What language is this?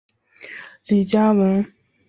Chinese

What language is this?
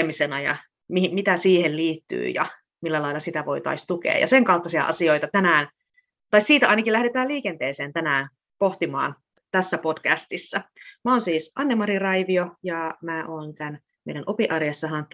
Finnish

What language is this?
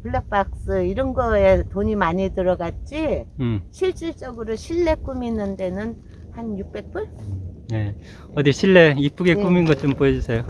Korean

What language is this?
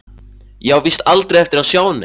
Icelandic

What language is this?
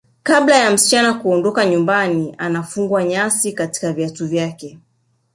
Swahili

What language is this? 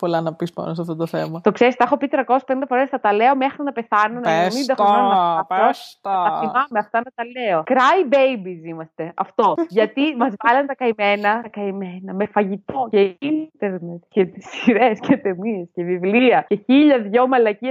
Greek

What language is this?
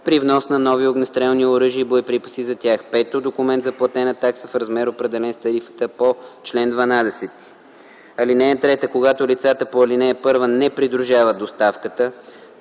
Bulgarian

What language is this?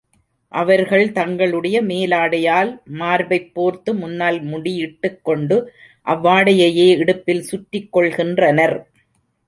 Tamil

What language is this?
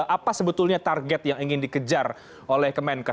Indonesian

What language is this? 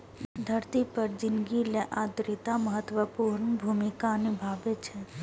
Maithili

